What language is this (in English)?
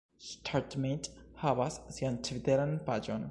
Esperanto